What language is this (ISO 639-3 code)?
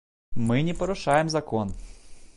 bel